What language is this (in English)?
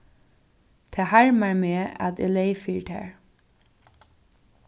Faroese